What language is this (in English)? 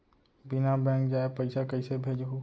Chhattisgarhi